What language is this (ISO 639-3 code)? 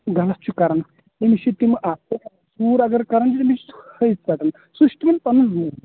kas